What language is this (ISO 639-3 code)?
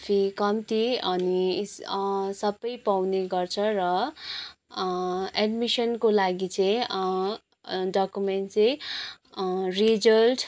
nep